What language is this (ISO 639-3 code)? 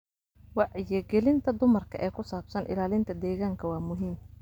som